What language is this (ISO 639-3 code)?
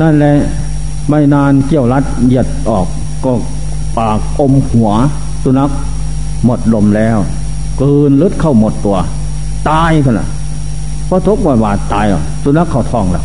tha